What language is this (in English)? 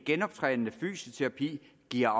Danish